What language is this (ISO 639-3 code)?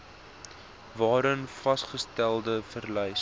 afr